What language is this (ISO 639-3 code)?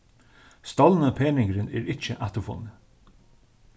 fao